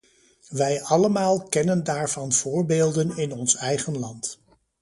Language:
Dutch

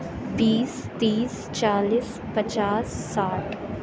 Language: Urdu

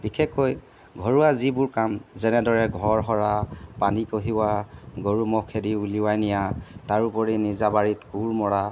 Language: Assamese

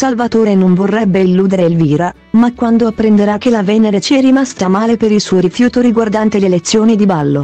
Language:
Italian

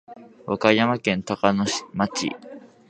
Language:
Japanese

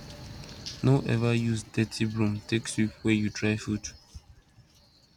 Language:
Nigerian Pidgin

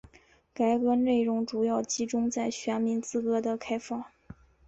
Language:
Chinese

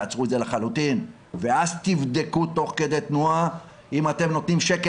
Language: Hebrew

